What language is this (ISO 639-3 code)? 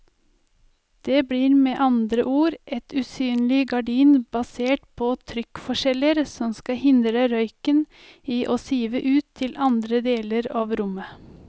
nor